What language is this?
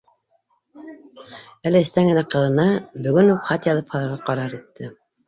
Bashkir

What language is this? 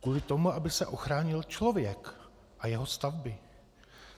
Czech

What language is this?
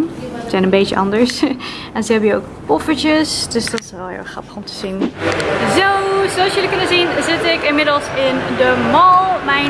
Dutch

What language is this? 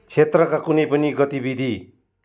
Nepali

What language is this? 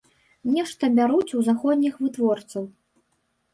Belarusian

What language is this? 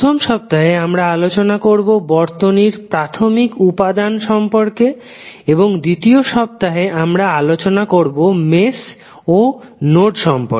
Bangla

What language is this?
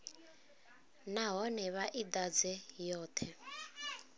Venda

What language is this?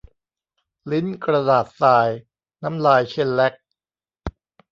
Thai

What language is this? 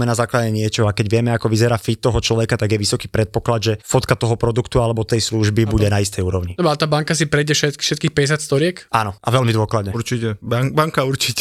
Slovak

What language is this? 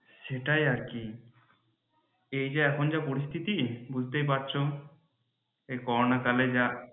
Bangla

